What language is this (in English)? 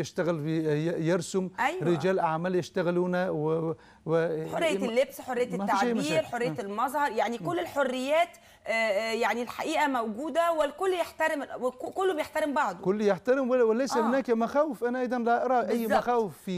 Arabic